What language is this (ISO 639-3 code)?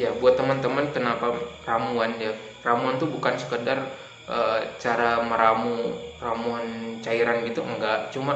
ind